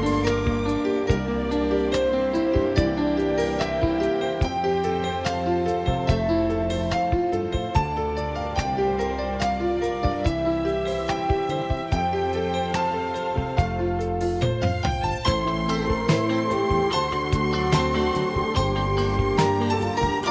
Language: Vietnamese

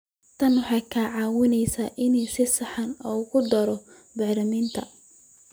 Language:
Somali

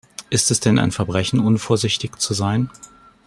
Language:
German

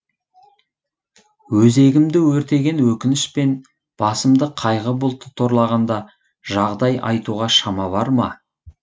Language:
Kazakh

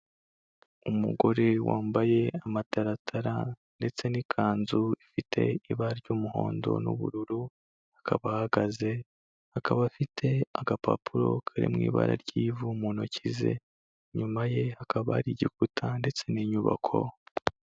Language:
Kinyarwanda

